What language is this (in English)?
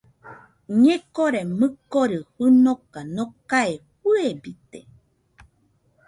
Nüpode Huitoto